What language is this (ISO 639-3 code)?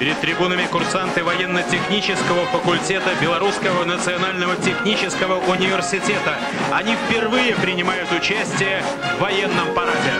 rus